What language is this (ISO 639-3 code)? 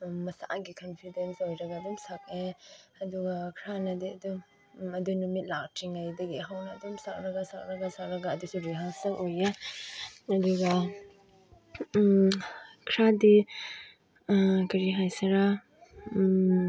mni